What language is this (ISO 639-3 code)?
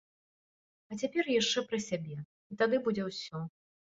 bel